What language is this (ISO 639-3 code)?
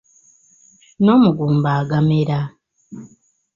lug